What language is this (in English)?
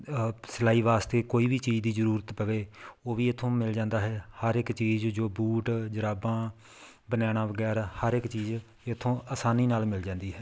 Punjabi